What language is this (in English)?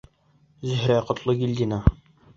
Bashkir